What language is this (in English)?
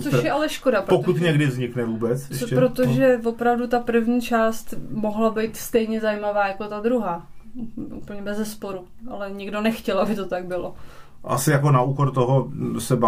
Czech